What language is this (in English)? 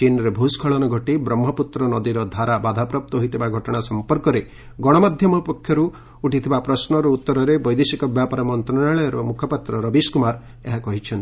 Odia